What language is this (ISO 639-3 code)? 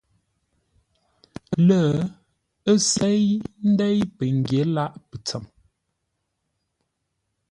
nla